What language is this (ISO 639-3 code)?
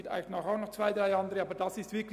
gsw